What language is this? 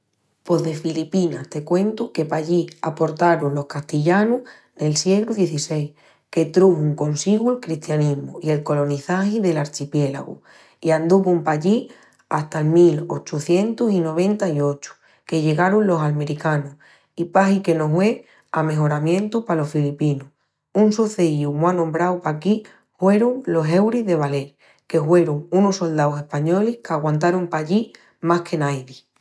Extremaduran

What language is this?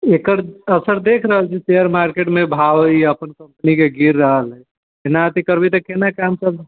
Maithili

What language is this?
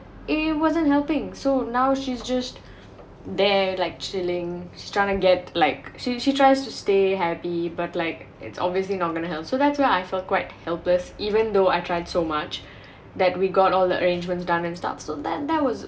English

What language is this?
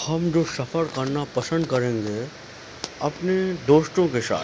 Urdu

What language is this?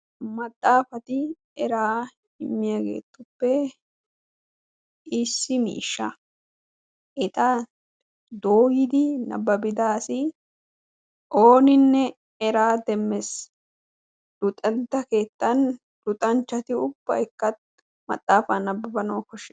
Wolaytta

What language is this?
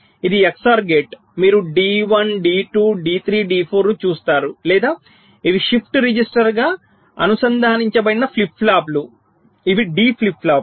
Telugu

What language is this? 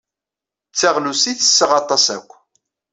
Kabyle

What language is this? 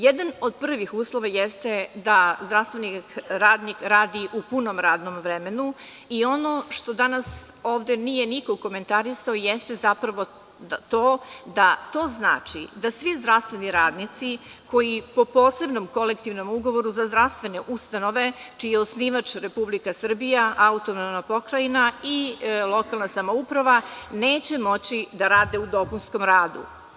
Serbian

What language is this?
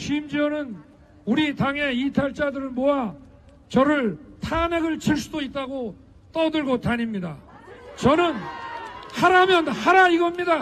Korean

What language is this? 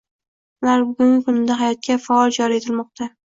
Uzbek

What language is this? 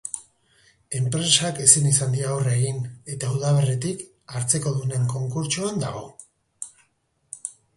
Basque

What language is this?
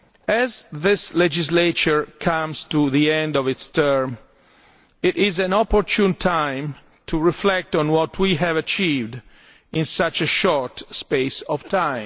English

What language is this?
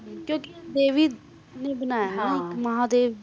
Punjabi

